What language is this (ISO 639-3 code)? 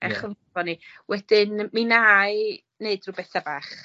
cym